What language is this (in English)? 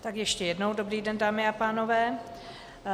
Czech